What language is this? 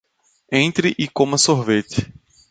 Portuguese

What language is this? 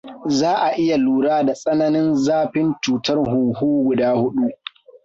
Hausa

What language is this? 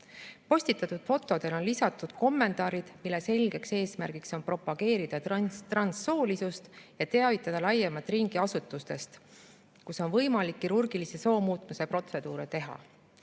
Estonian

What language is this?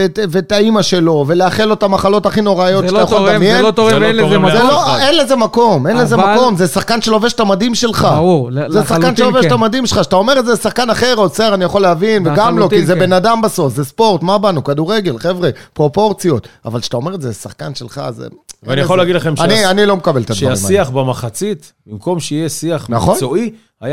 Hebrew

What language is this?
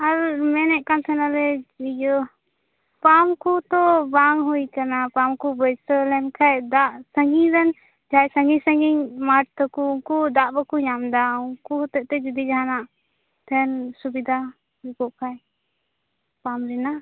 Santali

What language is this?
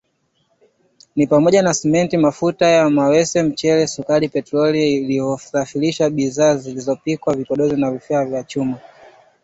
Swahili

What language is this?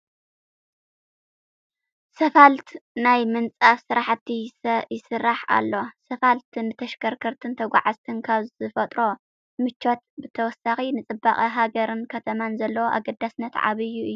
Tigrinya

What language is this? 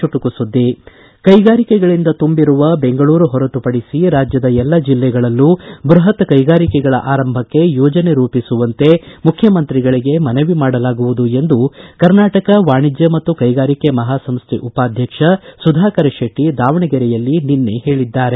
Kannada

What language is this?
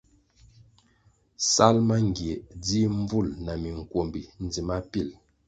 Kwasio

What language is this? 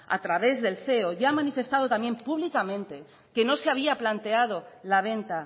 Spanish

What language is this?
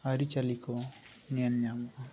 Santali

